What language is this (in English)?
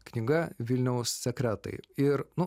Lithuanian